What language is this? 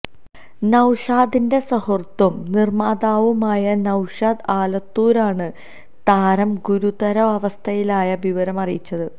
Malayalam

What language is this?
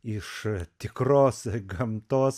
Lithuanian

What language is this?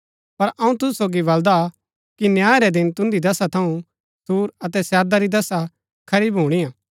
Gaddi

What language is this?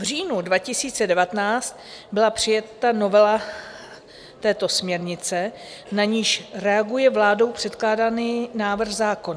Czech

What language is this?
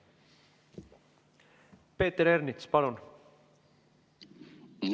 Estonian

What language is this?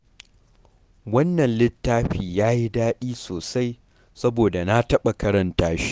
Hausa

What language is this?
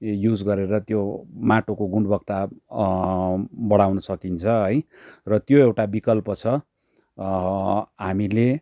Nepali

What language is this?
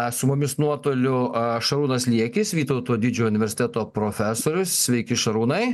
Lithuanian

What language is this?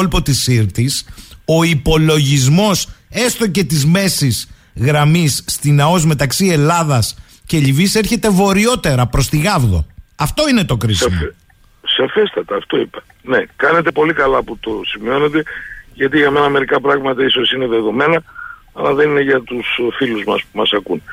Greek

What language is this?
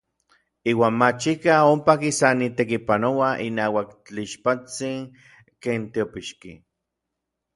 Orizaba Nahuatl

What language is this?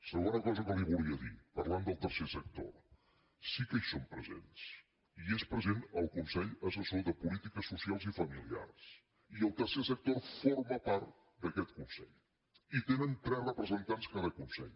Catalan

